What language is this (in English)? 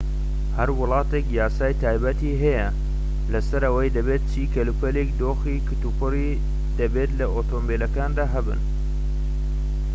Central Kurdish